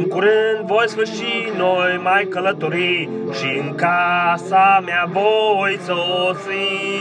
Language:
Romanian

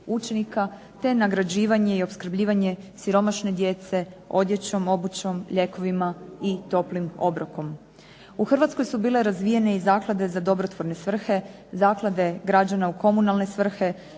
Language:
Croatian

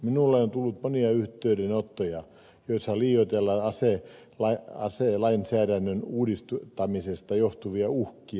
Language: Finnish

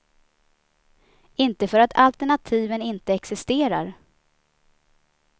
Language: Swedish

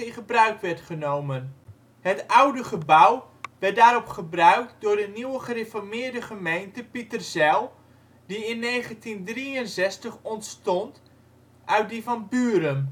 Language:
Dutch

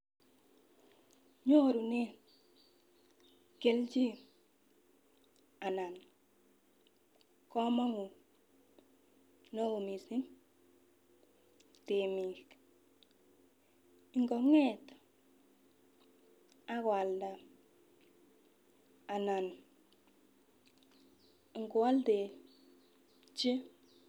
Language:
Kalenjin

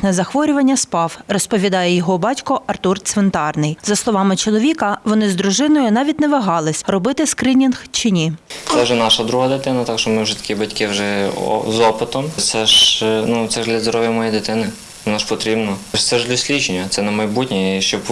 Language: Ukrainian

